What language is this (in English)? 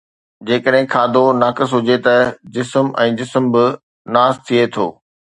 Sindhi